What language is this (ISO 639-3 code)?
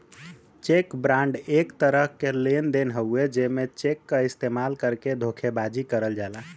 bho